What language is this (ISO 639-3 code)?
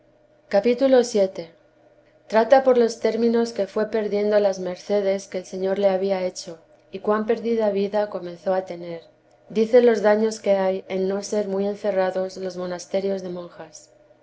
spa